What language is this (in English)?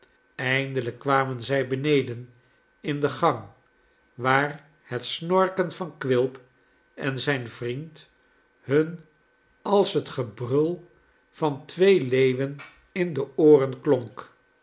Dutch